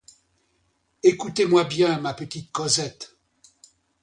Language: French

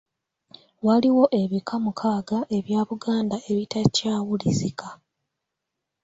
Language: Ganda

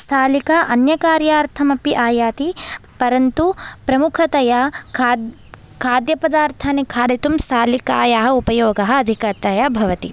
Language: Sanskrit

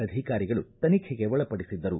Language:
Kannada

